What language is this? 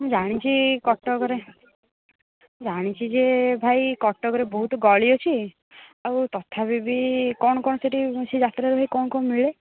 Odia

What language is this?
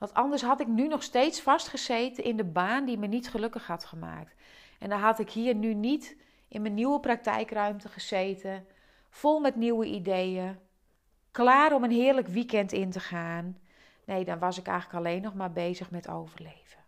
Dutch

